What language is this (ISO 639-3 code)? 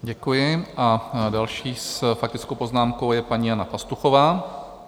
ces